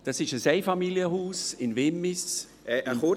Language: Swiss German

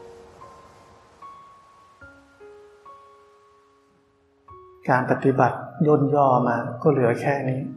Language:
Thai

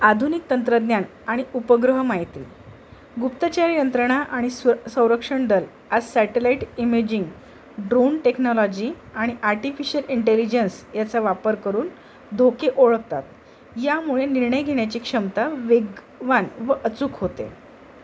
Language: Marathi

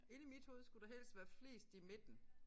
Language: Danish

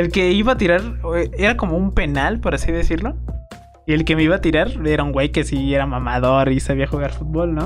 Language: Spanish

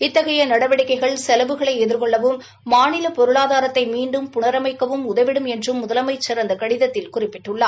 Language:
Tamil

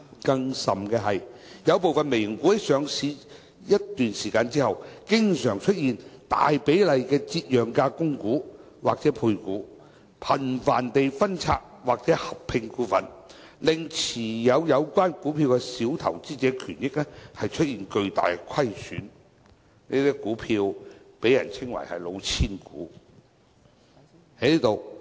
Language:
Cantonese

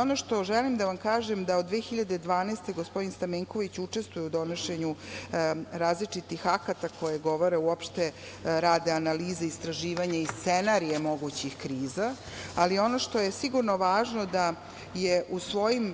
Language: Serbian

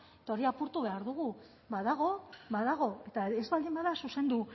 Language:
Basque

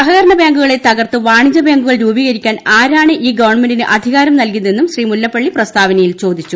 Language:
Malayalam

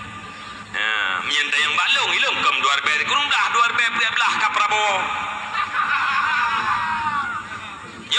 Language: Malay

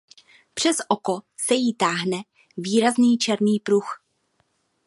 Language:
Czech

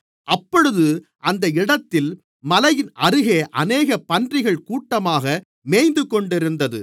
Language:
Tamil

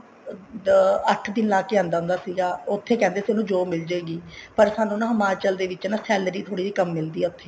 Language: Punjabi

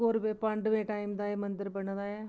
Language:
Dogri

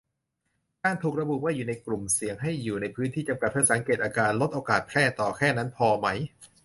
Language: Thai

